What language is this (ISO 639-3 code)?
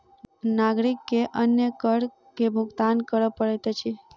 mai